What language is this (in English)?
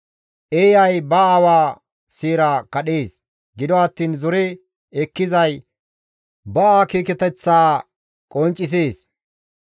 Gamo